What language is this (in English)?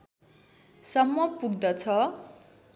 Nepali